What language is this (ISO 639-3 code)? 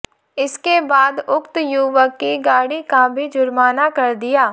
hin